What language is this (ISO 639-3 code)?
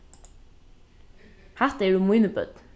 fao